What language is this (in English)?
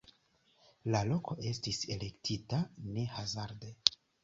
Esperanto